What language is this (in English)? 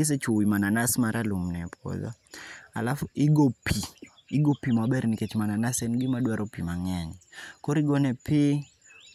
Luo (Kenya and Tanzania)